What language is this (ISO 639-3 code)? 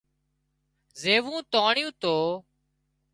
kxp